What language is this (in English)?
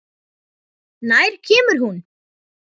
Icelandic